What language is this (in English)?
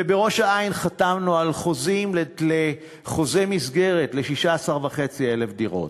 Hebrew